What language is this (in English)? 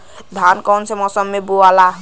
Bhojpuri